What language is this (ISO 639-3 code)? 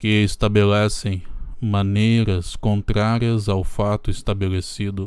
por